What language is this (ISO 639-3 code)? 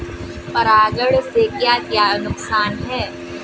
hin